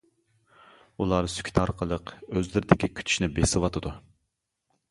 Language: Uyghur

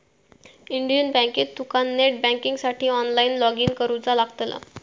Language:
Marathi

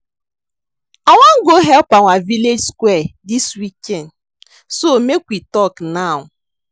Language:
Nigerian Pidgin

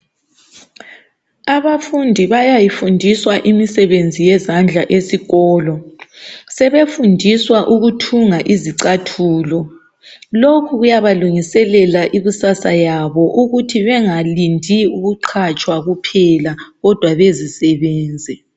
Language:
North Ndebele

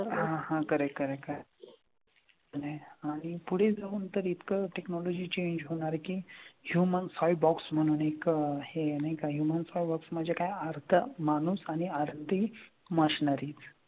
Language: Marathi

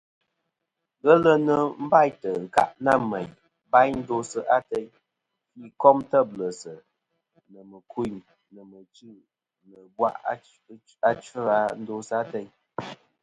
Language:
Kom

